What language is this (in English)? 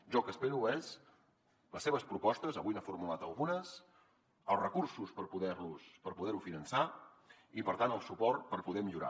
Catalan